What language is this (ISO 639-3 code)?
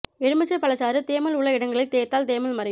tam